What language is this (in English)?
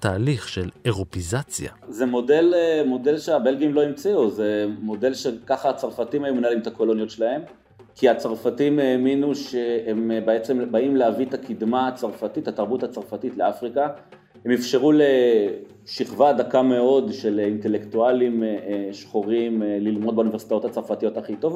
Hebrew